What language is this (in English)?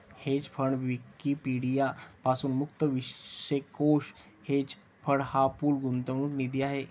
Marathi